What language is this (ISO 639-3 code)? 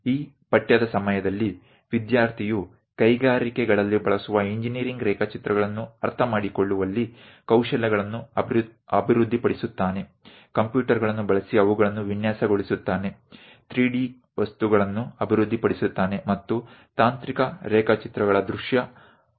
guj